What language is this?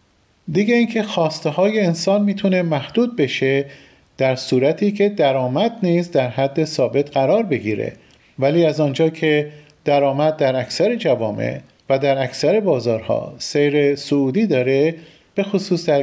Persian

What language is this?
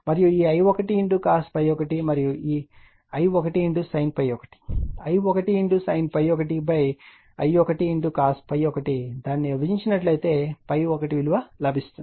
Telugu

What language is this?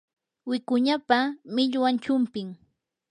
Yanahuanca Pasco Quechua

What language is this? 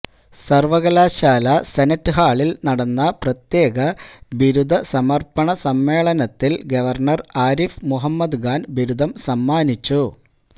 Malayalam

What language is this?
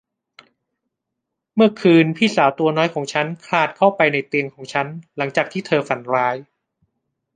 Thai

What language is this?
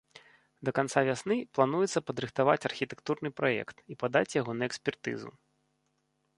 Belarusian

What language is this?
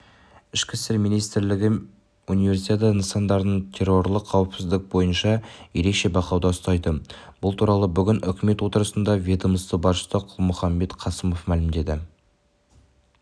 Kazakh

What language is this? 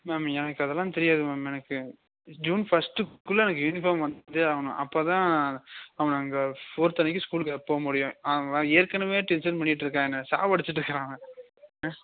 Tamil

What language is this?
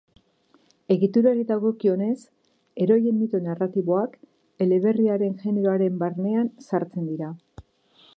Basque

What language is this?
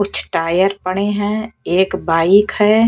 Hindi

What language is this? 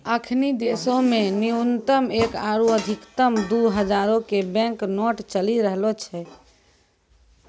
Maithili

